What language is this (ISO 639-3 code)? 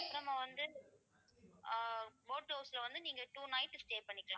tam